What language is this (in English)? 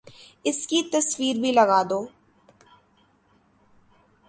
Urdu